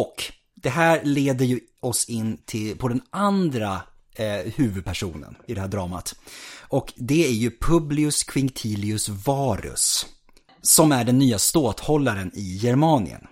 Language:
Swedish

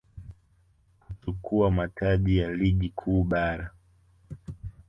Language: Swahili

